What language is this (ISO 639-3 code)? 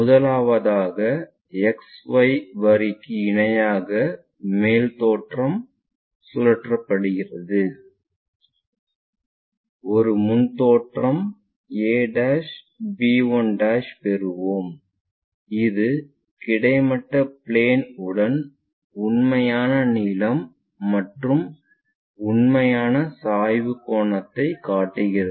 tam